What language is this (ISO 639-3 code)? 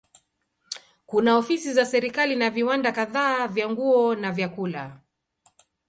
swa